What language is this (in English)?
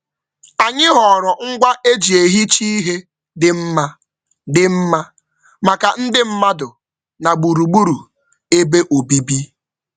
Igbo